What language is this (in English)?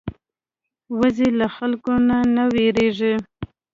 Pashto